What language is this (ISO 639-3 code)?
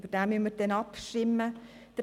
gsw